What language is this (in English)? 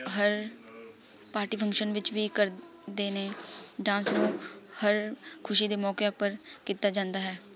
Punjabi